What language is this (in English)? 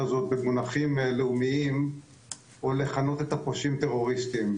Hebrew